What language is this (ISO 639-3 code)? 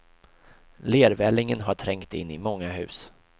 swe